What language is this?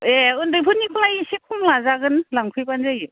Bodo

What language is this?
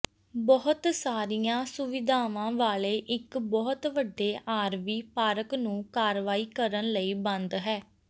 Punjabi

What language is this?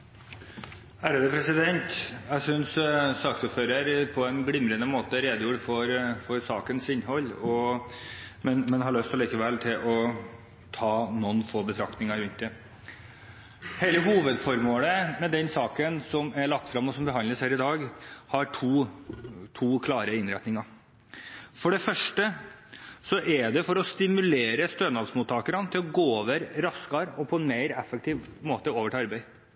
Norwegian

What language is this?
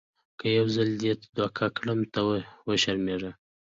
Pashto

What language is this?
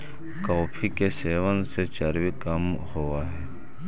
Magahi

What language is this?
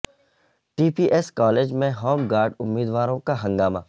Urdu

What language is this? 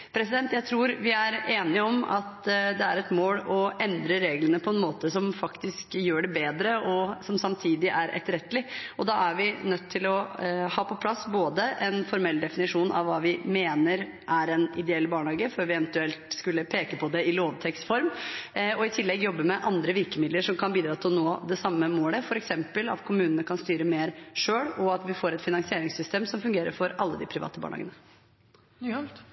Norwegian Bokmål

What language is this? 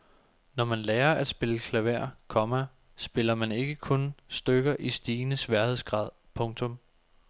Danish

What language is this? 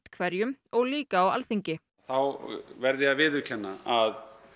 Icelandic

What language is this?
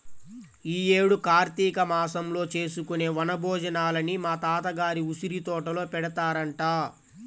Telugu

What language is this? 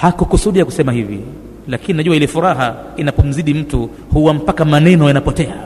Swahili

